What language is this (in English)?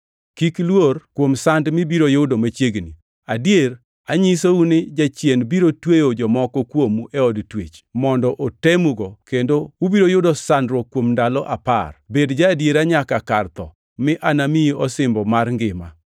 Luo (Kenya and Tanzania)